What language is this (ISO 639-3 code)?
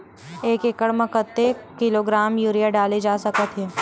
hne